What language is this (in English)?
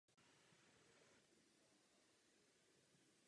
Czech